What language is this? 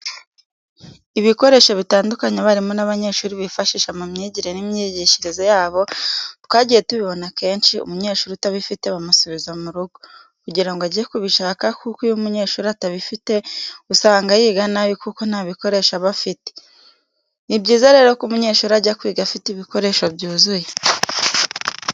Kinyarwanda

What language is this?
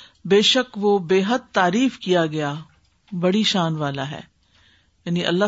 Urdu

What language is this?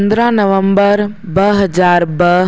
Sindhi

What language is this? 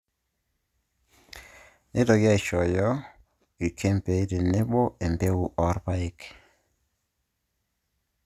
Masai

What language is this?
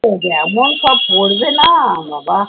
Bangla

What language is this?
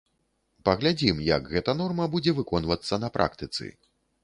Belarusian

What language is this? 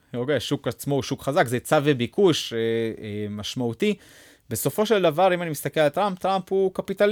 Hebrew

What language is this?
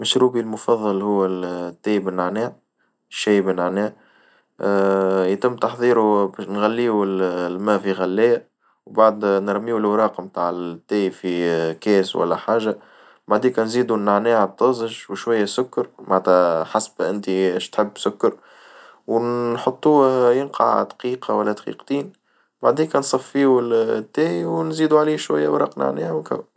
Tunisian Arabic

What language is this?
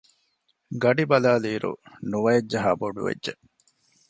Divehi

